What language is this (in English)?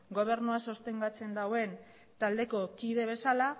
Basque